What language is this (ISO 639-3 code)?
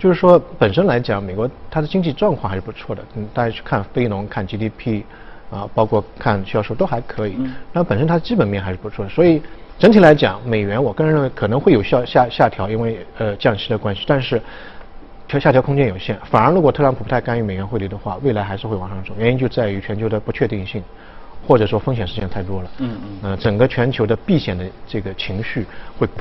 zho